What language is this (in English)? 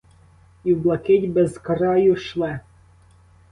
Ukrainian